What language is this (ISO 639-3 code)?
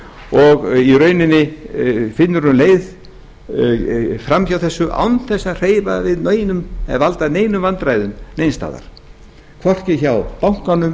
isl